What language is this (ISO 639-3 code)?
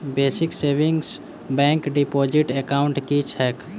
mai